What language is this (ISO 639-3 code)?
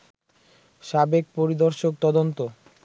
ben